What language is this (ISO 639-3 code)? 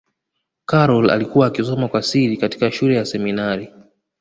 swa